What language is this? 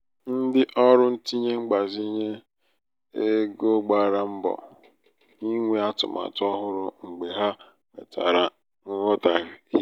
Igbo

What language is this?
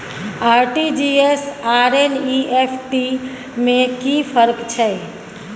Maithili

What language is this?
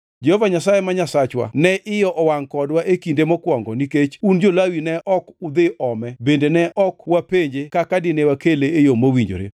Luo (Kenya and Tanzania)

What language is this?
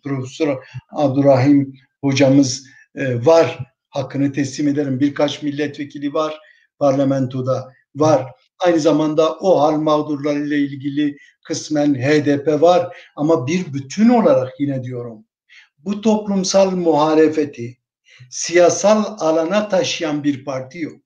Turkish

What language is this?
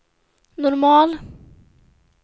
Swedish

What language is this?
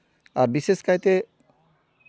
Santali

